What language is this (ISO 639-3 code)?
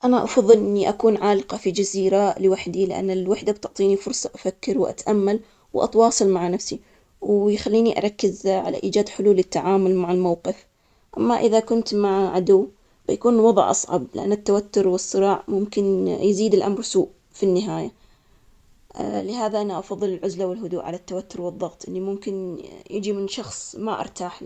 acx